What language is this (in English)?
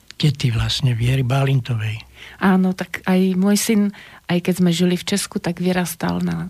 Slovak